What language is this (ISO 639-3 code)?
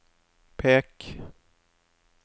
nor